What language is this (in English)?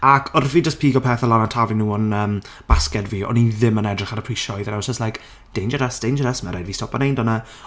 Welsh